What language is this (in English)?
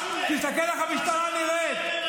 Hebrew